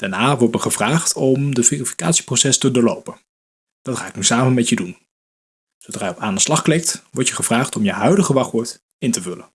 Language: Dutch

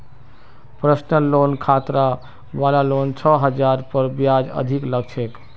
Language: Magahi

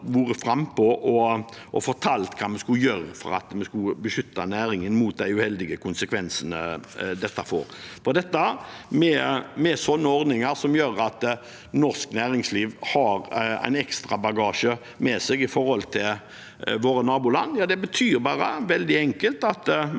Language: Norwegian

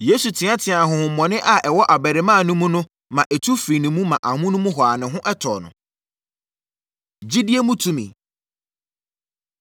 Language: Akan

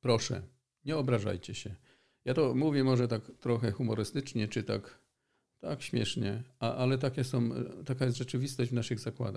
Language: Polish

